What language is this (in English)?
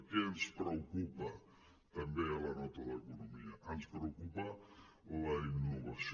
Catalan